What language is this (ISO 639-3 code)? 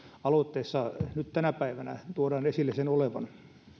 fin